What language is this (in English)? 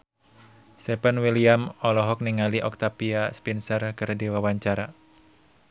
Sundanese